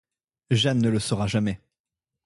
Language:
French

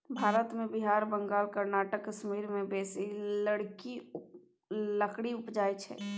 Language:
Maithili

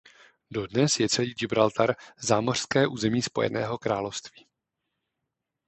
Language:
Czech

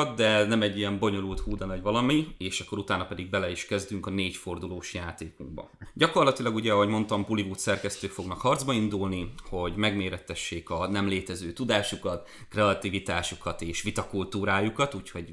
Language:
Hungarian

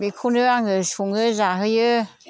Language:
Bodo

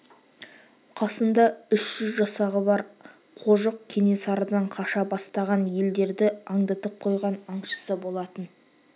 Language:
Kazakh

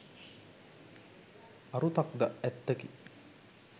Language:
Sinhala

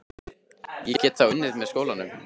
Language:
Icelandic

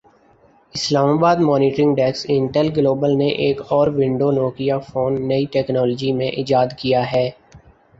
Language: Urdu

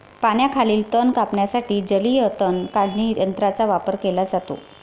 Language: Marathi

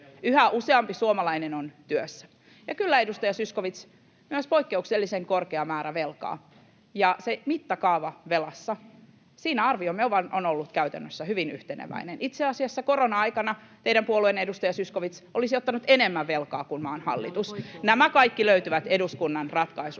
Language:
Finnish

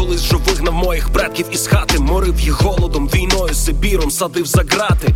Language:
Ukrainian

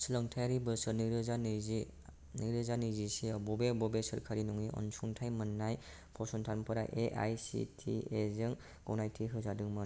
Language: Bodo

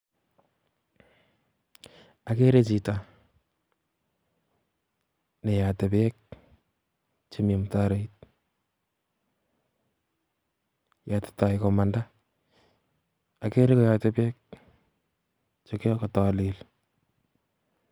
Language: Kalenjin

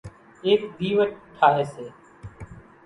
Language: Kachi Koli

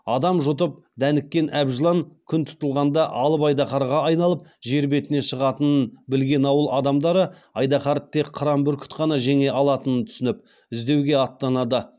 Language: Kazakh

